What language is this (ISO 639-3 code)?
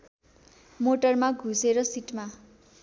nep